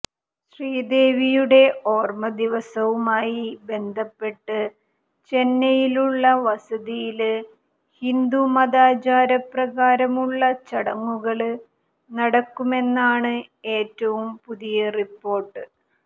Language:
Malayalam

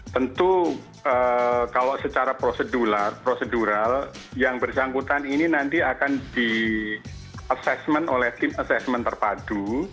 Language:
Indonesian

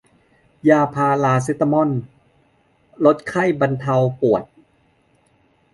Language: Thai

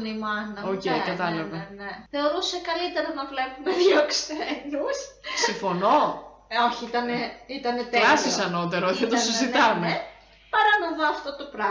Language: Greek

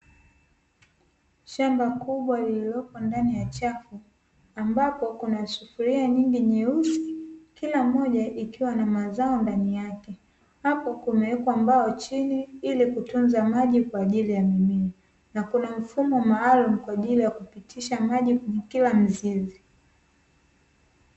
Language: Swahili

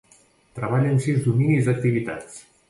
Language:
Catalan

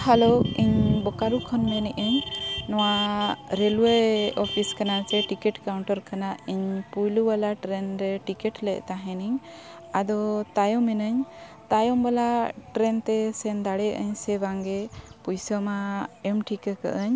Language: Santali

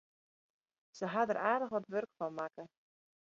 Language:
Western Frisian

